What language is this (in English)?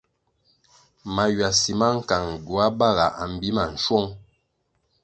Kwasio